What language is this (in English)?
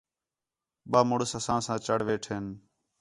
Khetrani